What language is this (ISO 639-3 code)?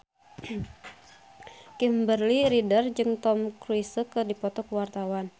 sun